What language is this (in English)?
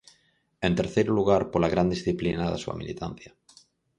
Galician